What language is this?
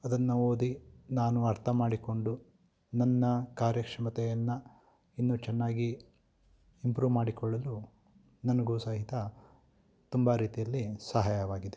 Kannada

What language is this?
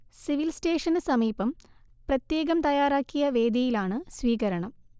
Malayalam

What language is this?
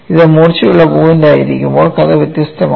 Malayalam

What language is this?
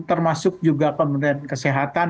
Indonesian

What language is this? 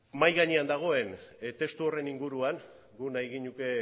Basque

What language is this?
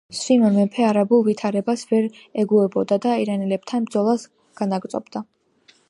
Georgian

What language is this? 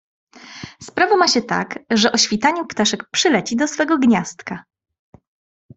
Polish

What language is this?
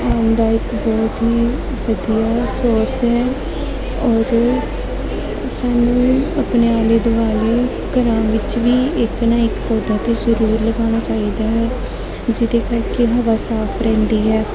Punjabi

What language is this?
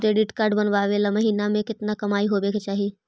Magahi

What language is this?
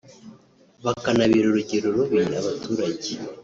Kinyarwanda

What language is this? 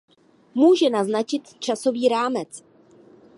Czech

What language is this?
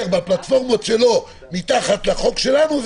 Hebrew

